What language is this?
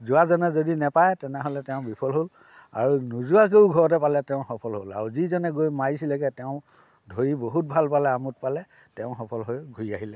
Assamese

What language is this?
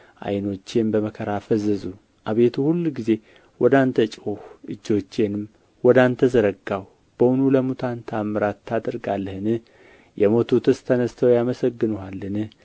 Amharic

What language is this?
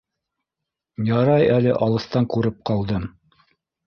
Bashkir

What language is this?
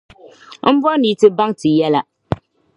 Dagbani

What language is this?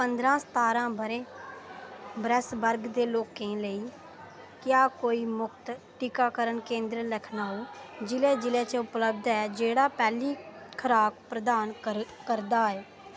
Dogri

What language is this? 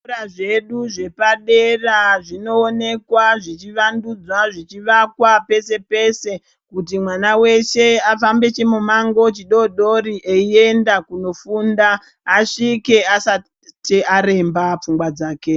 Ndau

